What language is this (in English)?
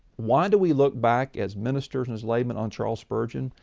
English